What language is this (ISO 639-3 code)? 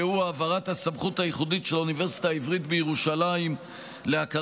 heb